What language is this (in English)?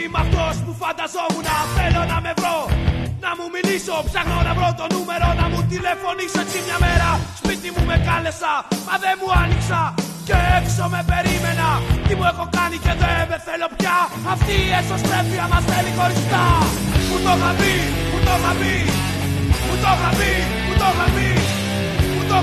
Greek